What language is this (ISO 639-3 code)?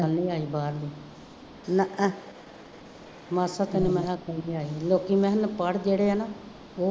pan